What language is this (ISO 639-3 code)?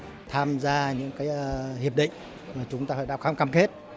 vie